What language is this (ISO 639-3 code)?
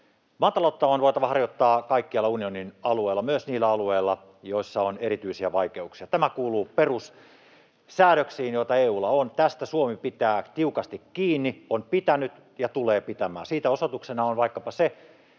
fin